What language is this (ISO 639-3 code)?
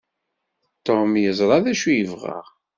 kab